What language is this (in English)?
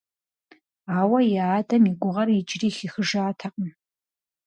Kabardian